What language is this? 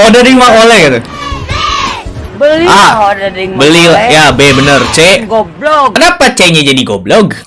Indonesian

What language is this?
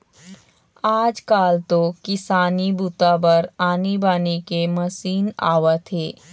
Chhattisgarhi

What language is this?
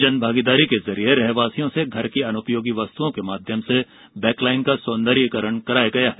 Hindi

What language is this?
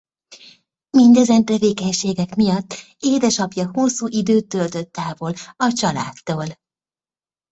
Hungarian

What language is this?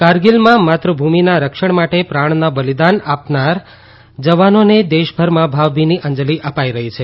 Gujarati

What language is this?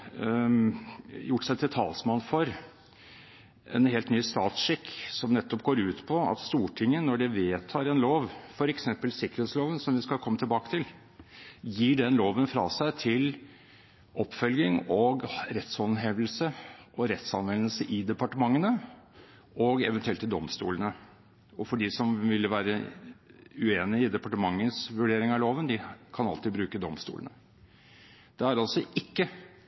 Norwegian Bokmål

